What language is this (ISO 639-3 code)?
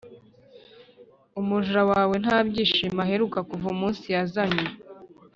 kin